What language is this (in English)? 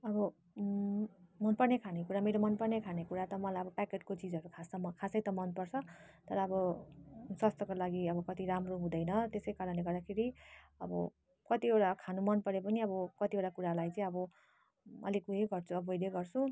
Nepali